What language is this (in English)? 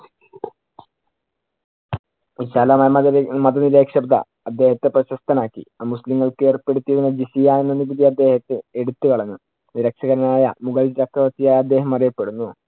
Malayalam